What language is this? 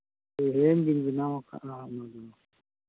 Santali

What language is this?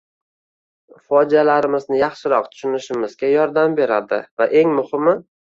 Uzbek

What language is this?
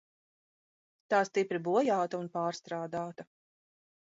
Latvian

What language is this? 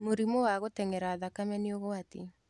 Kikuyu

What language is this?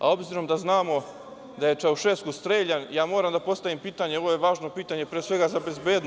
Serbian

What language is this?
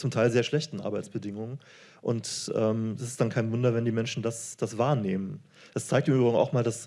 German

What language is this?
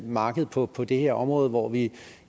Danish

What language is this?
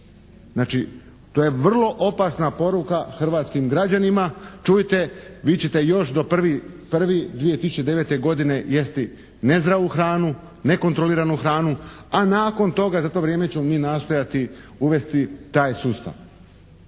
Croatian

